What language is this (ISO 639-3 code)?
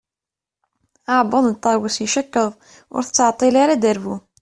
kab